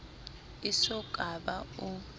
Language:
Southern Sotho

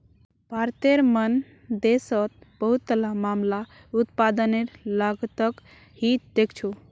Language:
Magahi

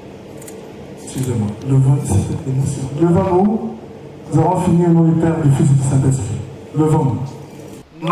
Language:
French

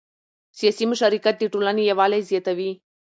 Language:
Pashto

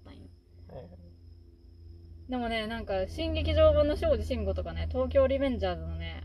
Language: Japanese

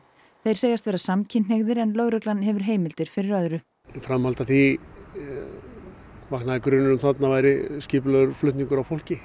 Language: Icelandic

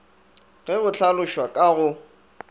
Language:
Northern Sotho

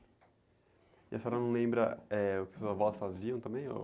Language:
Portuguese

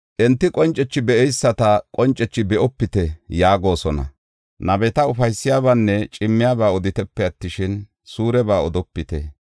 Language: Gofa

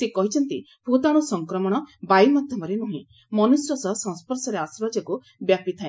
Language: Odia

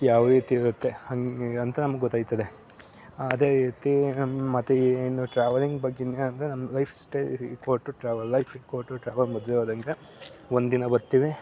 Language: Kannada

